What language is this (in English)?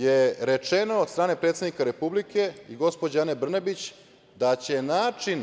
Serbian